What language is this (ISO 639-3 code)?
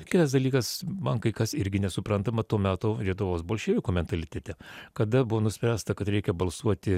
lit